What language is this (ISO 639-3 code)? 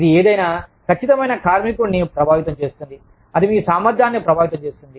tel